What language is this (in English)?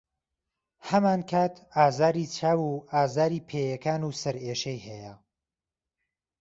Central Kurdish